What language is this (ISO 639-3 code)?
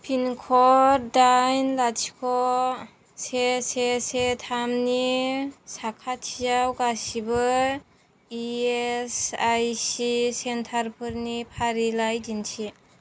brx